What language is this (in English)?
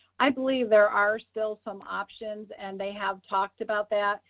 English